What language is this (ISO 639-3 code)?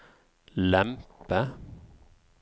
nor